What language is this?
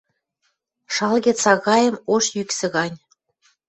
Western Mari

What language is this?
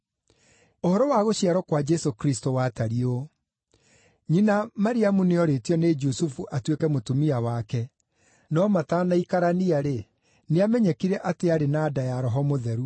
Kikuyu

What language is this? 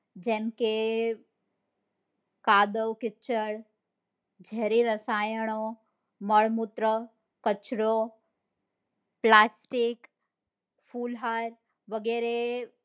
Gujarati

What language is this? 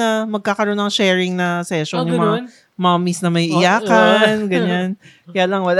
Filipino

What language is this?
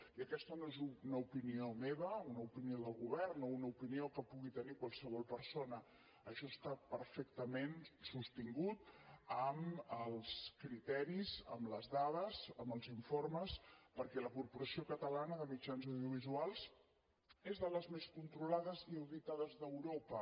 Catalan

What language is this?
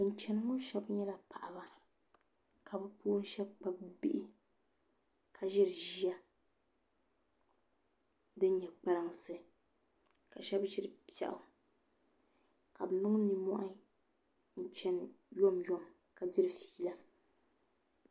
Dagbani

